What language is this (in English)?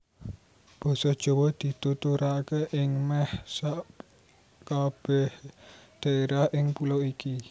Javanese